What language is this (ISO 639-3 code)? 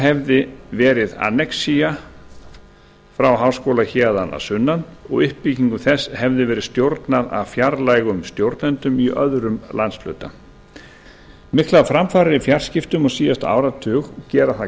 isl